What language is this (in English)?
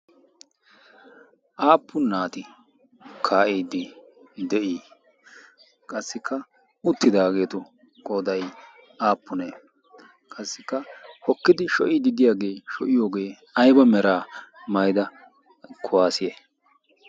Wolaytta